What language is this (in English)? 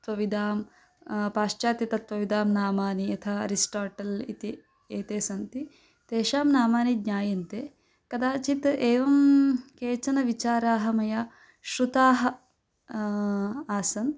Sanskrit